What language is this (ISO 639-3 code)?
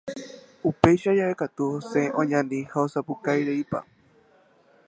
grn